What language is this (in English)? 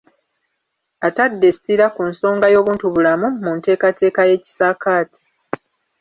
Ganda